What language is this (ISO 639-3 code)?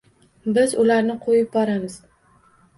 uzb